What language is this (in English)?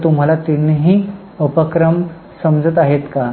Marathi